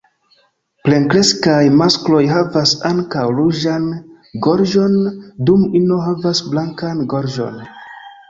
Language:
Esperanto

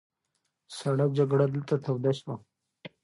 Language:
Pashto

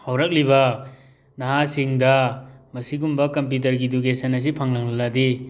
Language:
Manipuri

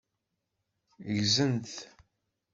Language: Kabyle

